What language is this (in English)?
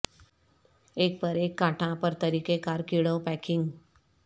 Urdu